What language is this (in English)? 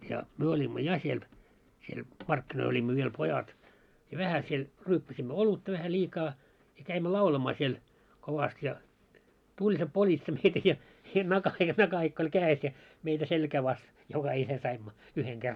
Finnish